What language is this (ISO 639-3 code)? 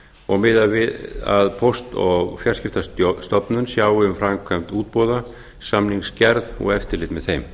isl